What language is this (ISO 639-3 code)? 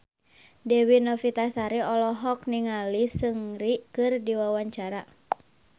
sun